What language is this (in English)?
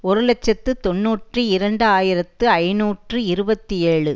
Tamil